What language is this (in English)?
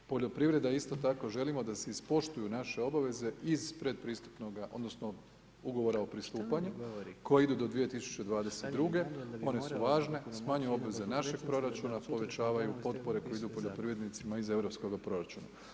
Croatian